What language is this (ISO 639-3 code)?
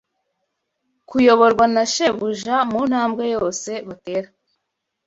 kin